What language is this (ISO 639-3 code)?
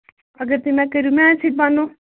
kas